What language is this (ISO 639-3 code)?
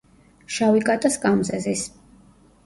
kat